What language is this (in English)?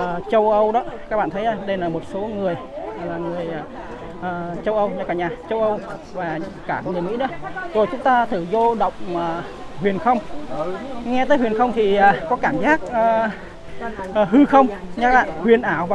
Vietnamese